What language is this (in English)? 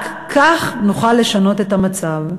Hebrew